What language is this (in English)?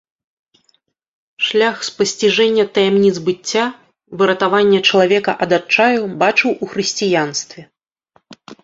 Belarusian